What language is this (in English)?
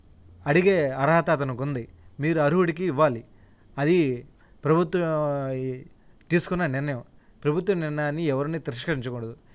Telugu